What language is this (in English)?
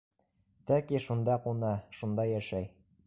Bashkir